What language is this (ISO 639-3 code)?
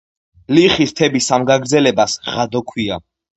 kat